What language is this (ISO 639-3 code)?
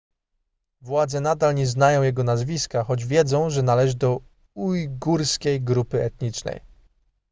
pol